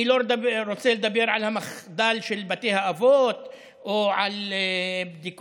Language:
Hebrew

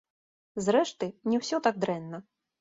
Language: Belarusian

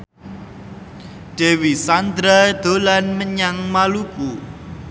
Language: Javanese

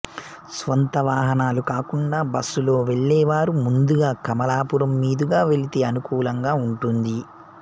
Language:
Telugu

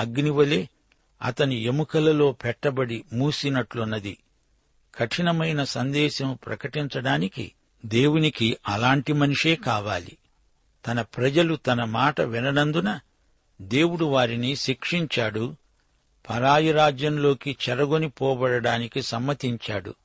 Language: Telugu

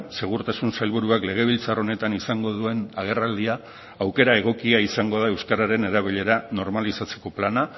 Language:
Basque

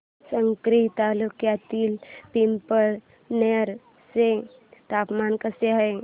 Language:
Marathi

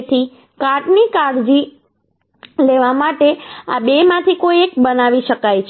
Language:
Gujarati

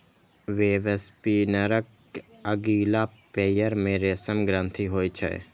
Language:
Maithili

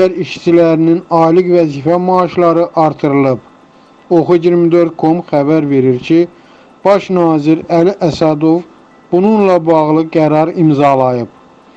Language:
Turkish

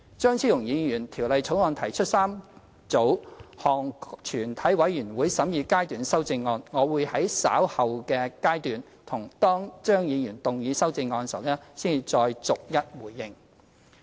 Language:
Cantonese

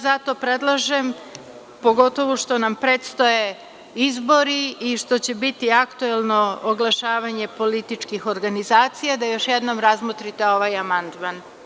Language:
Serbian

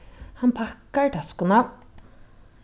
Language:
Faroese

